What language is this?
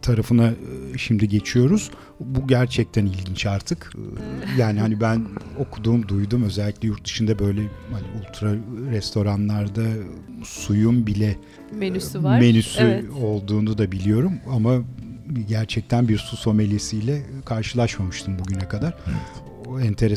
Turkish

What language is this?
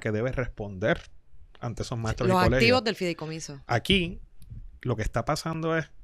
Spanish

